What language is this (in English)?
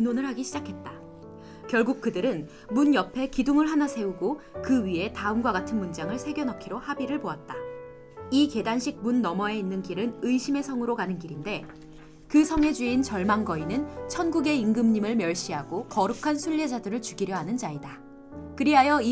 Korean